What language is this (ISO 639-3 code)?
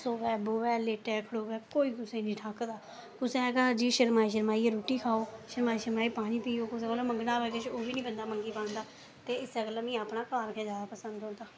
doi